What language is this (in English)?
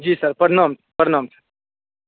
Maithili